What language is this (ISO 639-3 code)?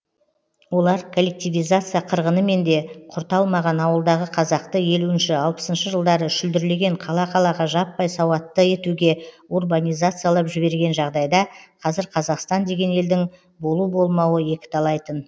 kaz